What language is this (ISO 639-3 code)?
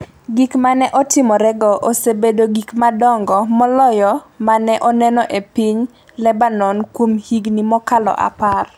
luo